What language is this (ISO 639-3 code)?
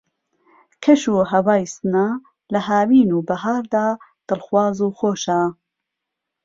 ckb